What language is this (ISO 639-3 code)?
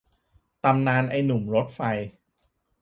tha